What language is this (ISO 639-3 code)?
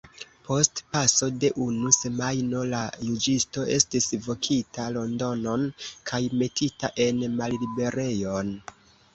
epo